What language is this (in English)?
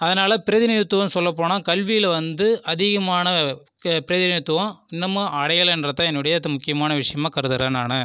Tamil